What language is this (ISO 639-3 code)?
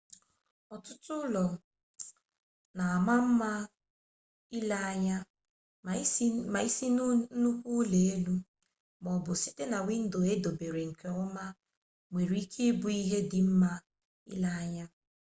ibo